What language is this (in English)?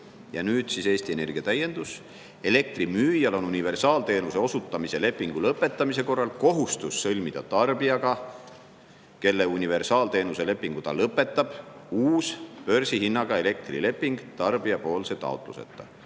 Estonian